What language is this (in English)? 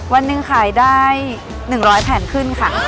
Thai